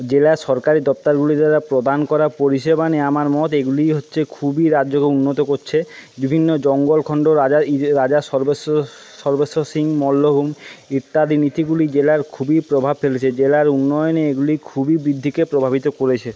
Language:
Bangla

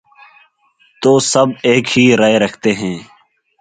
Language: Urdu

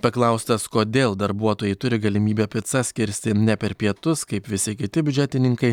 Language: Lithuanian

